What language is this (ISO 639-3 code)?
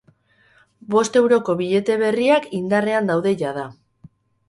eus